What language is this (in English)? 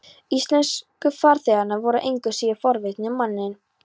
Icelandic